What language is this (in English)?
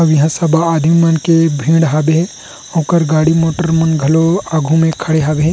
Chhattisgarhi